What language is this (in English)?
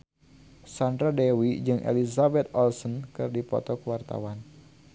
Sundanese